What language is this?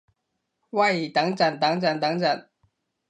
Cantonese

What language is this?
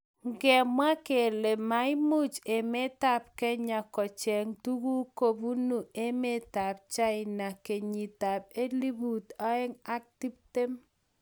Kalenjin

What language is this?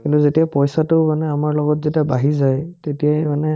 Assamese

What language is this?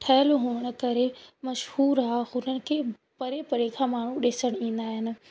Sindhi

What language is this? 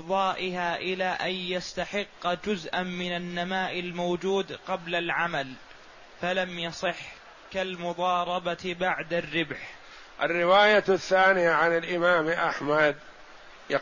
Arabic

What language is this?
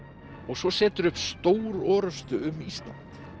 Icelandic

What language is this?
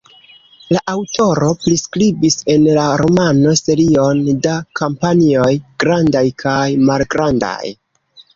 Esperanto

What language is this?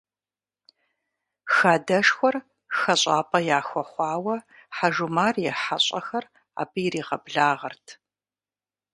Kabardian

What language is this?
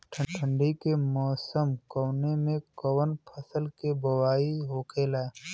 Bhojpuri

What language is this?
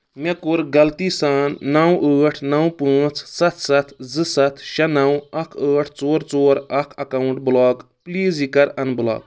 Kashmiri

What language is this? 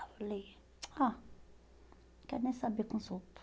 Portuguese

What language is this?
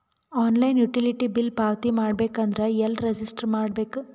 Kannada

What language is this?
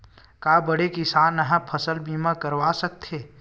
Chhattisgarhi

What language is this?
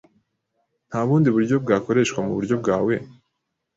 Kinyarwanda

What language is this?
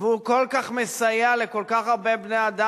Hebrew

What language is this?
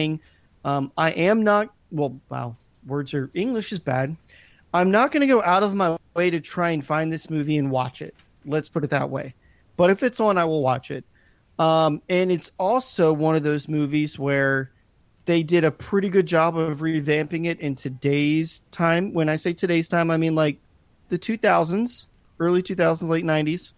English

